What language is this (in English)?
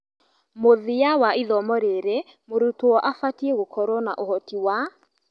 Kikuyu